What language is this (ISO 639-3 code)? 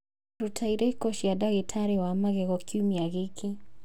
kik